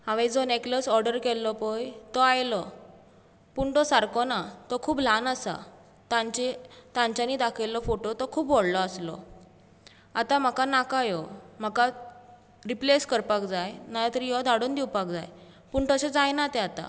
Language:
Konkani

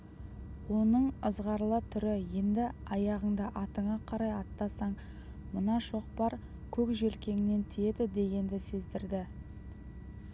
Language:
Kazakh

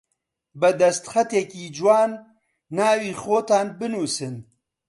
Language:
Central Kurdish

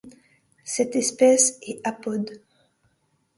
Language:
French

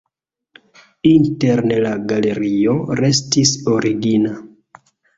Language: Esperanto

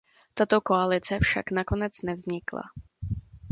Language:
Czech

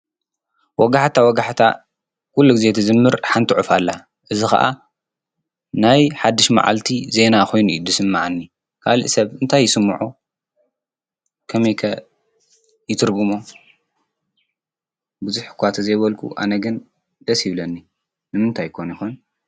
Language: Tigrinya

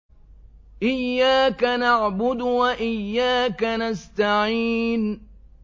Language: Arabic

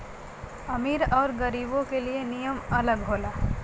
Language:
Bhojpuri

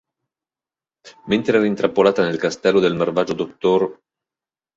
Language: Italian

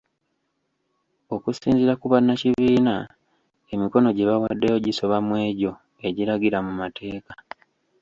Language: Ganda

